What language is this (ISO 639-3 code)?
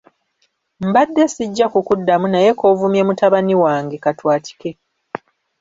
lug